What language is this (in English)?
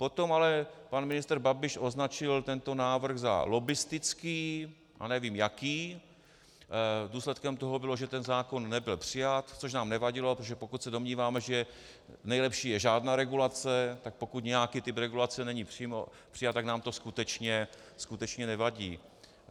Czech